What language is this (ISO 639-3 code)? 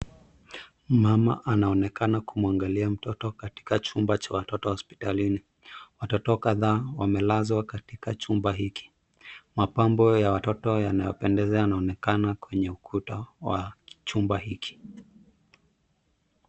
swa